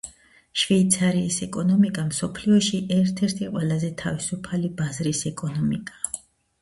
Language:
Georgian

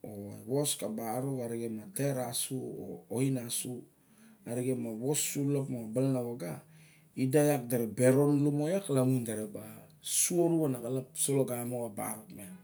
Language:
Barok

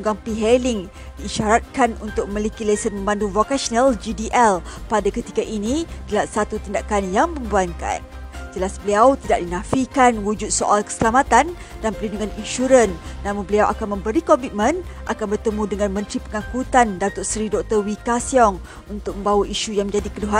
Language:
Malay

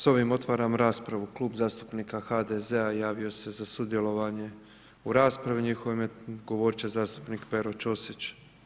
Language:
Croatian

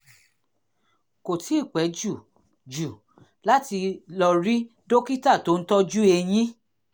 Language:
Yoruba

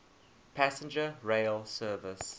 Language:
English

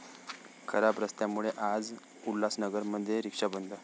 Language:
Marathi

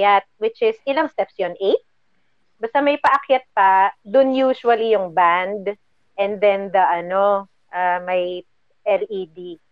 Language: Filipino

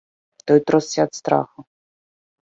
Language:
Belarusian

